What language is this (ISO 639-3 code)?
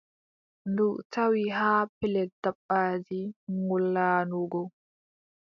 fub